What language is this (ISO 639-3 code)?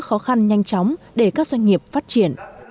vie